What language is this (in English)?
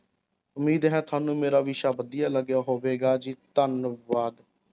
Punjabi